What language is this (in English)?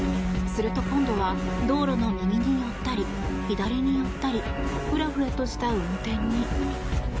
Japanese